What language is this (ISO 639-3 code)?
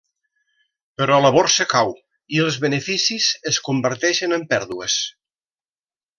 cat